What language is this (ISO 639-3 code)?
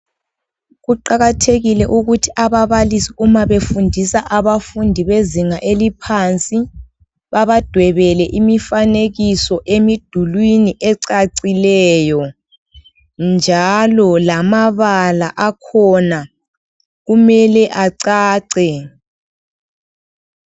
nde